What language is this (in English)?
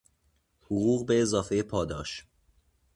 Persian